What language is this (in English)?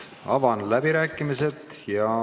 Estonian